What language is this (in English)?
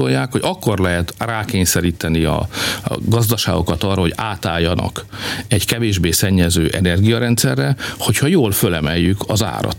Hungarian